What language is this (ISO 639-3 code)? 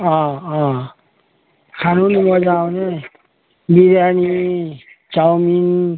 nep